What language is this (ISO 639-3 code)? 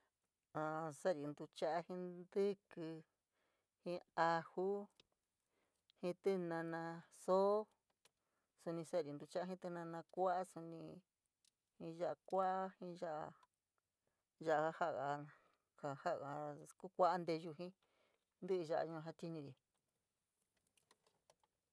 mig